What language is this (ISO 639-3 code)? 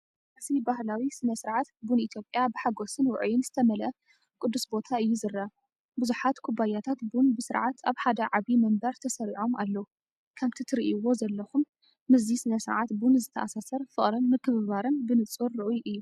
tir